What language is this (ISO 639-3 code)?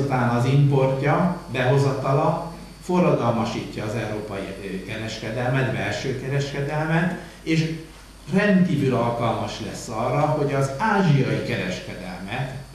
hun